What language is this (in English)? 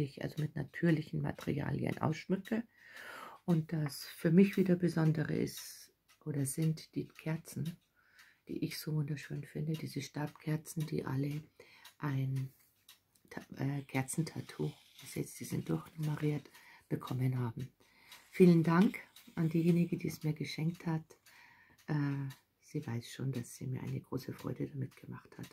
German